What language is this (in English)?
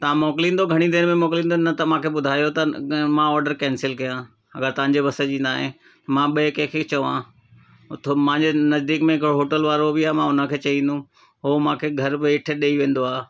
Sindhi